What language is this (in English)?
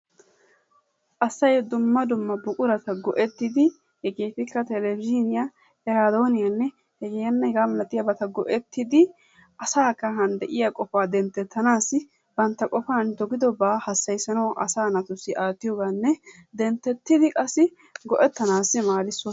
Wolaytta